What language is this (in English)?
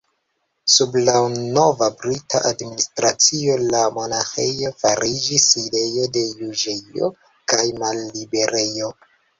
Esperanto